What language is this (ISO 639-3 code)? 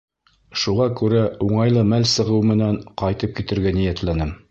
bak